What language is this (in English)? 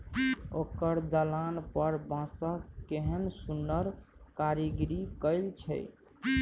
Maithili